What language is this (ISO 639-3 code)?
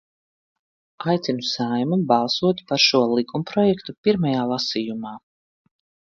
lav